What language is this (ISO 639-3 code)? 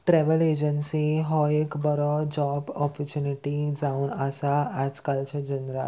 kok